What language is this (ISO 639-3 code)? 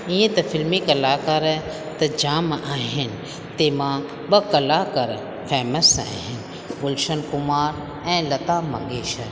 snd